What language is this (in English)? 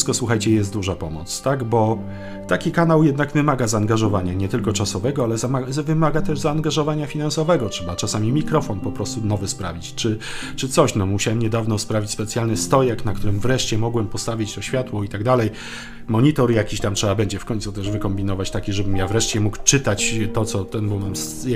Polish